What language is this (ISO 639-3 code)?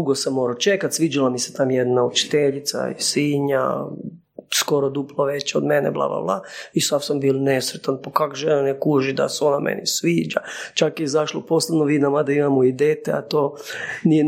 hrv